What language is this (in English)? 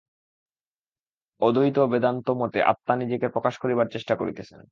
Bangla